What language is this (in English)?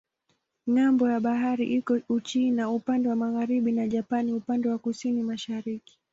Swahili